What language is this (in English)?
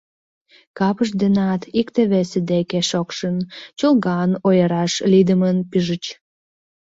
Mari